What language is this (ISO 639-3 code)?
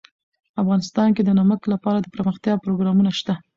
pus